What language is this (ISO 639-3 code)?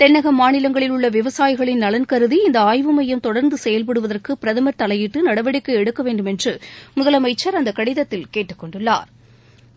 tam